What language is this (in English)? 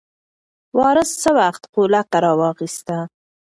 Pashto